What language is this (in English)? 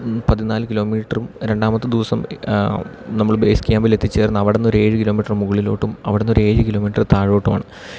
Malayalam